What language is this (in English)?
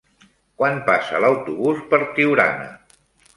Catalan